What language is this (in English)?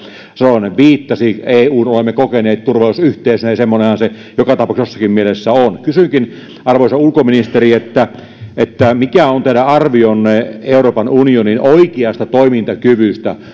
Finnish